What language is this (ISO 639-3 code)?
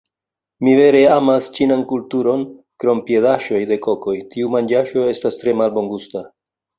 epo